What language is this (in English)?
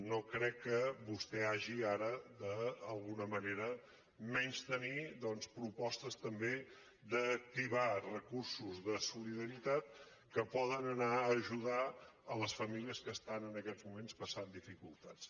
Catalan